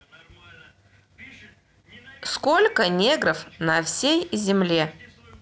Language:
Russian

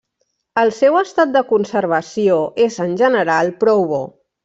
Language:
Catalan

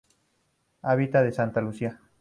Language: Spanish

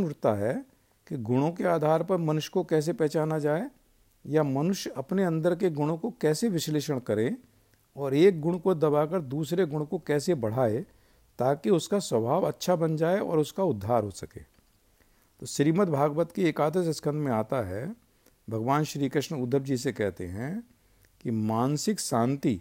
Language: Hindi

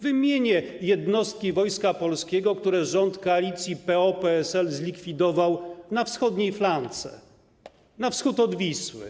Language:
Polish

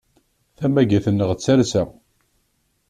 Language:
Kabyle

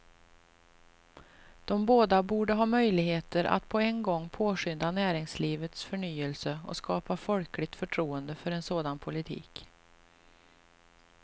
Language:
Swedish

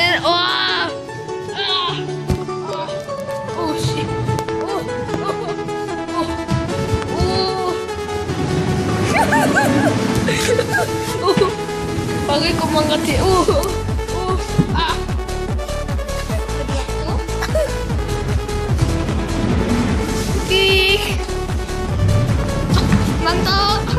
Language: Korean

